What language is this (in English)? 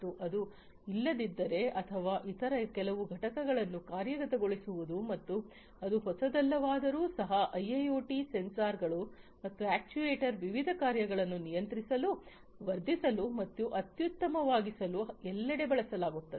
Kannada